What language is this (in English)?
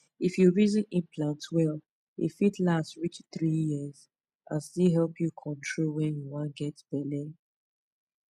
Nigerian Pidgin